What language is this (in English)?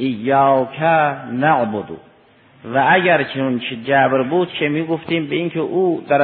Persian